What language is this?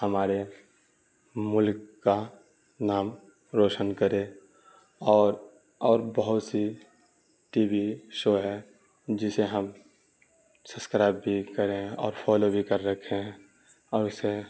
Urdu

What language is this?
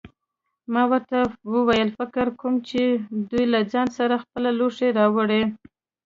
Pashto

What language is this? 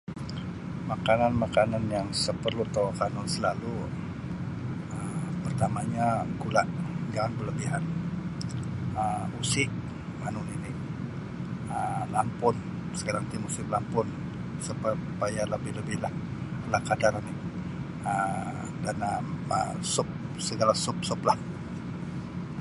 Sabah Bisaya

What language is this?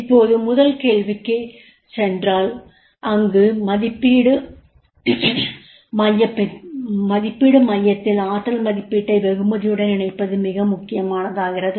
Tamil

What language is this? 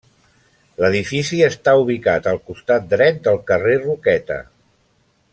Catalan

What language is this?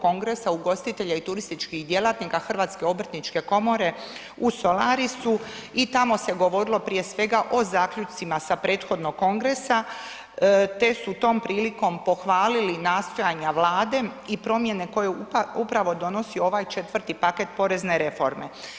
Croatian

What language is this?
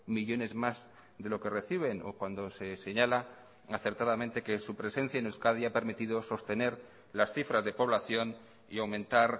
Spanish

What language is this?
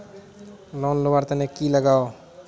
Magahi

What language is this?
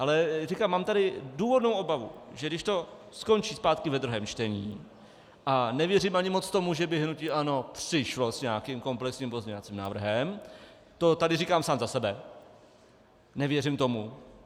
Czech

